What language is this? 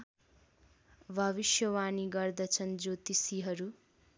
Nepali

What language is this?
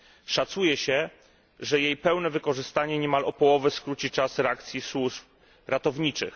Polish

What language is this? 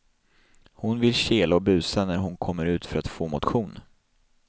Swedish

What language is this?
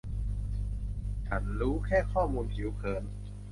Thai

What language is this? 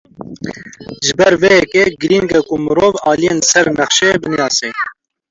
Kurdish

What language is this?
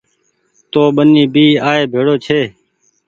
Goaria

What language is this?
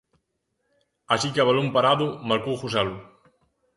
Galician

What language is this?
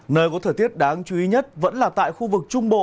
Vietnamese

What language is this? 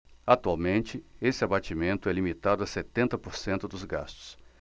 Portuguese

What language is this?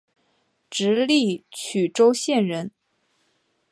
Chinese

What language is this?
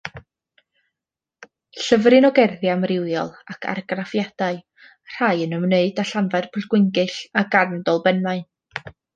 Welsh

